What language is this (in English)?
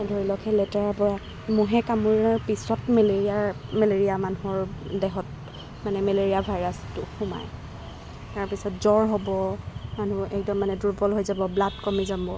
Assamese